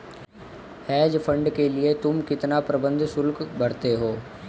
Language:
Hindi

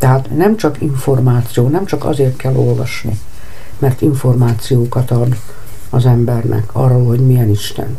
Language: Hungarian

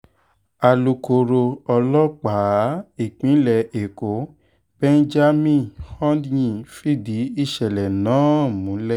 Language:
Yoruba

